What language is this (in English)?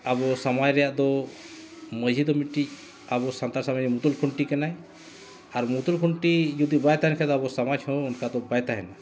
Santali